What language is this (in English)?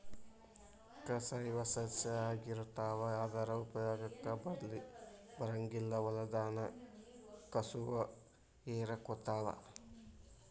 Kannada